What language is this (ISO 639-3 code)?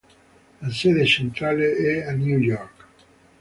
ita